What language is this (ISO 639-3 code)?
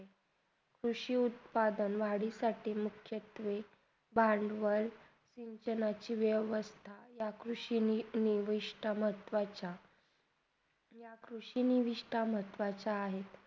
mar